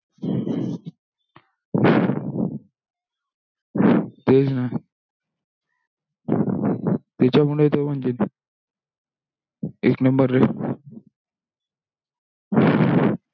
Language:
Marathi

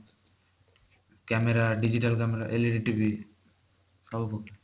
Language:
Odia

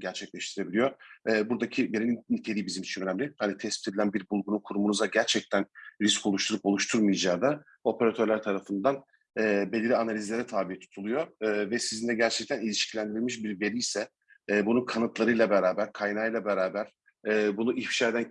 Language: Turkish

